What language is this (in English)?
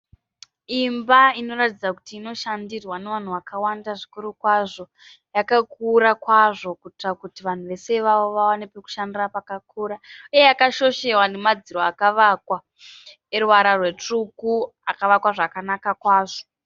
Shona